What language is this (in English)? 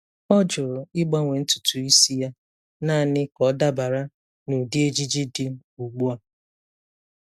Igbo